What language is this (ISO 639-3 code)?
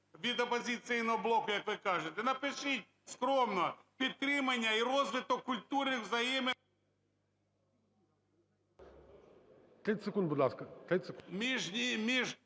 ukr